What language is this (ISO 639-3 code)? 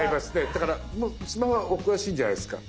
jpn